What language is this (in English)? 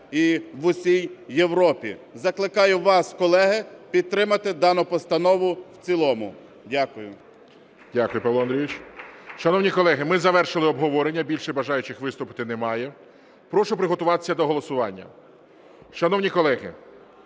Ukrainian